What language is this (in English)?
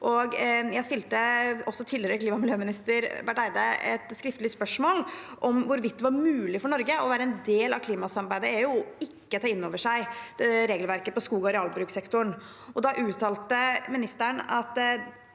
Norwegian